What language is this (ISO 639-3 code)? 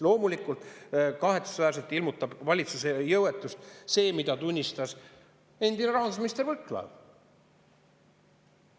est